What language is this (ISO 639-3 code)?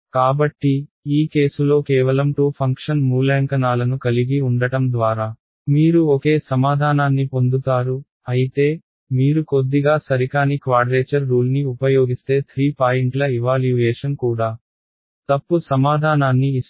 tel